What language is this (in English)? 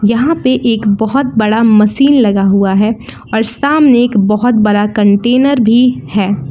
Hindi